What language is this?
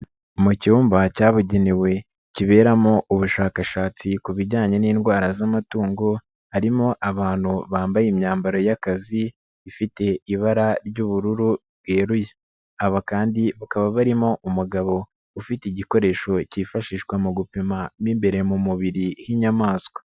Kinyarwanda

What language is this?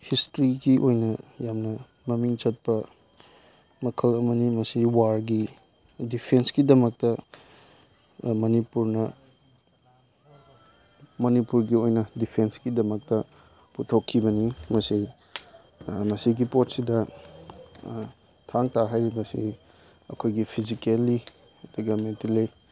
Manipuri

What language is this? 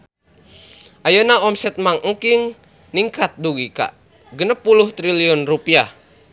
Sundanese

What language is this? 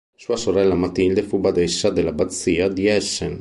Italian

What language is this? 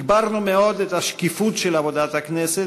Hebrew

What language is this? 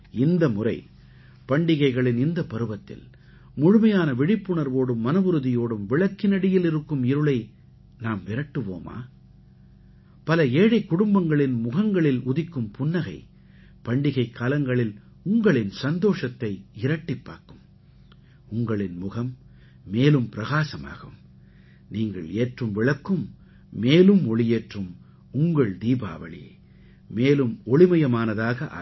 Tamil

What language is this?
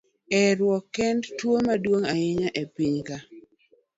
Luo (Kenya and Tanzania)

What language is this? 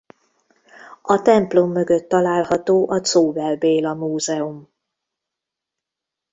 Hungarian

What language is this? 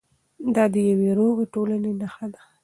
Pashto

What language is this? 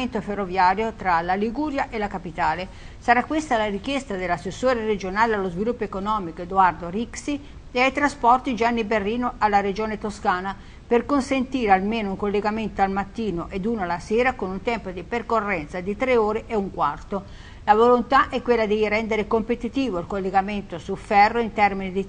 Italian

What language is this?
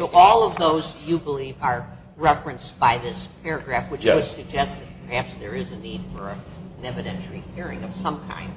English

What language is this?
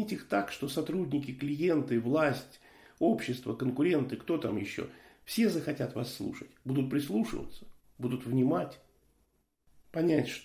Russian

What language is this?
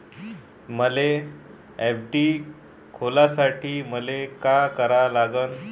Marathi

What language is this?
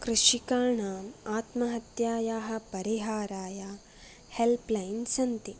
Sanskrit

